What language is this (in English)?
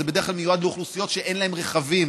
Hebrew